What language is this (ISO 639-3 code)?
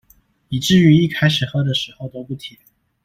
zho